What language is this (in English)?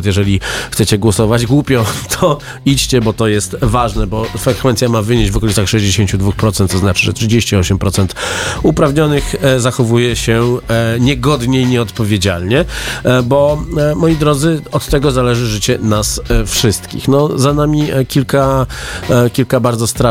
Polish